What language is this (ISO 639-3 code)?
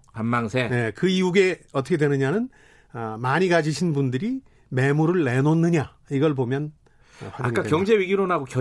kor